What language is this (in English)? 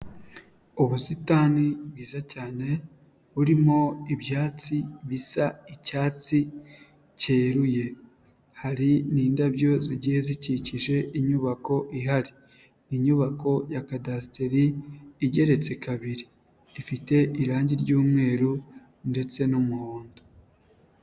Kinyarwanda